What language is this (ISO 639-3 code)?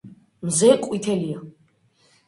kat